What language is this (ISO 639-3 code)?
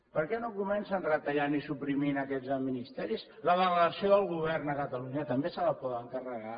cat